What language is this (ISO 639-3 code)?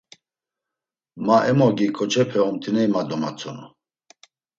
lzz